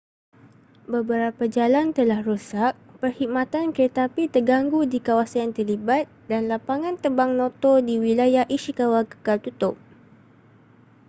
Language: Malay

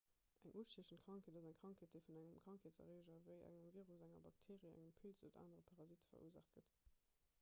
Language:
Luxembourgish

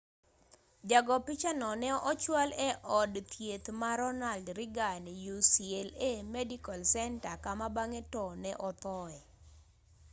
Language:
Luo (Kenya and Tanzania)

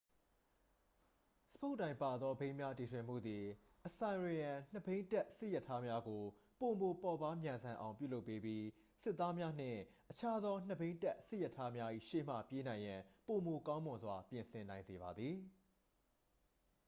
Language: Burmese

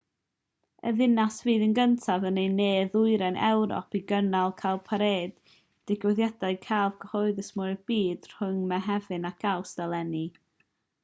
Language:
Welsh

